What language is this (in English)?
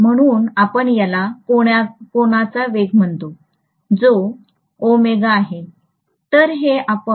Marathi